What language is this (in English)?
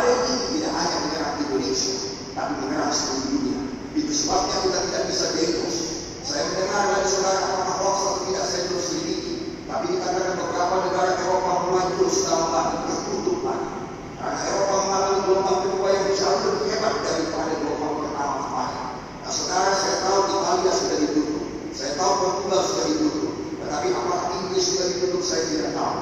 Indonesian